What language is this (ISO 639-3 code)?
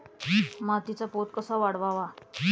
mar